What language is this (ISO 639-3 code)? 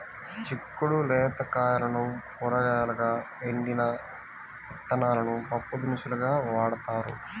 tel